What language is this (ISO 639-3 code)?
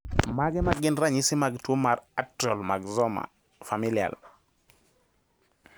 luo